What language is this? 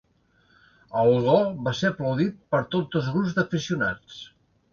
Catalan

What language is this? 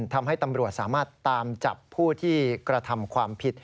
Thai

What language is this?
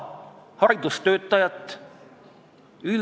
Estonian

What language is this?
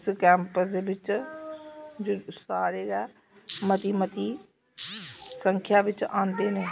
Dogri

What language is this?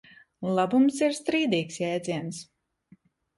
Latvian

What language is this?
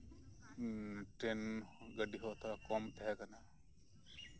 Santali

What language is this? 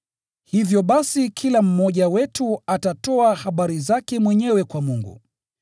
Swahili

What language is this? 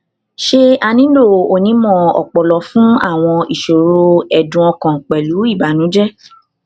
Yoruba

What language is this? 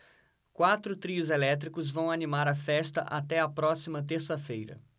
Portuguese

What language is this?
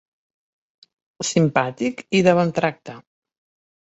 Catalan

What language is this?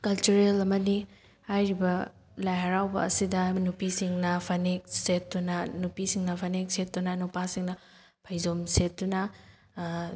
Manipuri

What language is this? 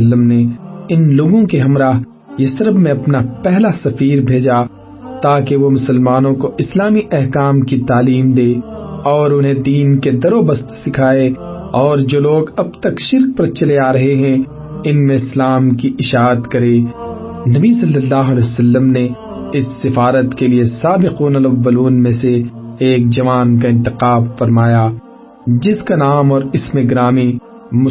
Urdu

